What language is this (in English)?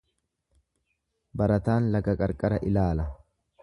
Oromo